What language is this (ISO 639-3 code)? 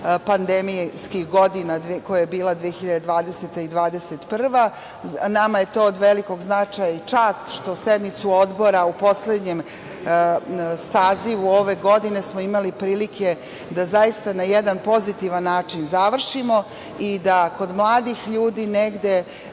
srp